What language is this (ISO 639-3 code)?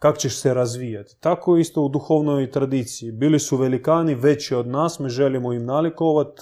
hrv